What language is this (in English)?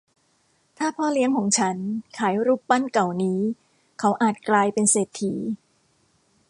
Thai